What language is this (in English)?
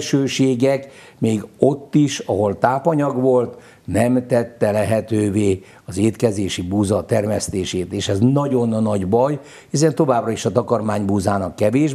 Hungarian